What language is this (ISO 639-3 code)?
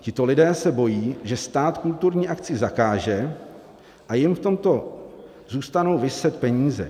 ces